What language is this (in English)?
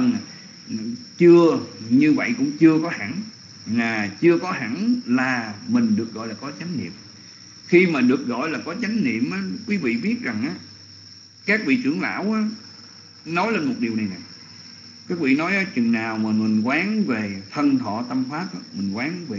Vietnamese